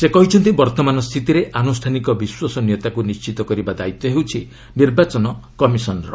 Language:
Odia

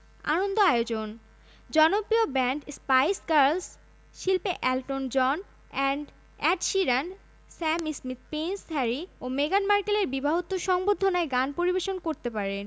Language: Bangla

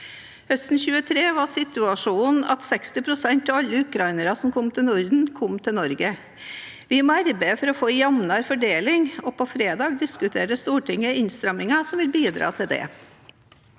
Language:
Norwegian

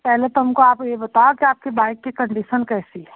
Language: Hindi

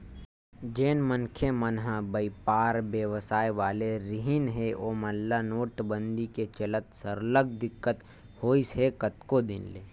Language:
Chhattisgarhi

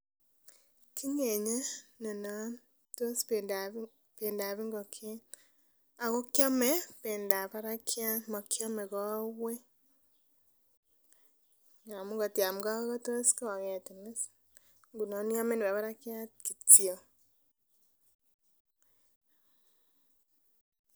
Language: Kalenjin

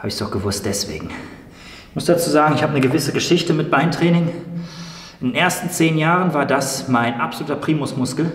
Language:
German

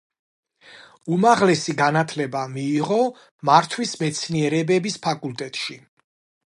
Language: Georgian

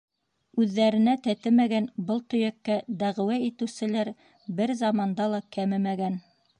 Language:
Bashkir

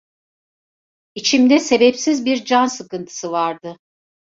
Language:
Turkish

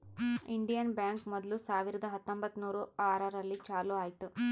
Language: Kannada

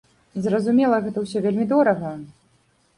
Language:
Belarusian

